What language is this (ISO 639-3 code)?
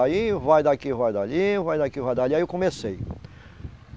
por